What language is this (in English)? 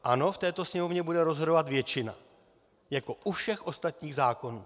Czech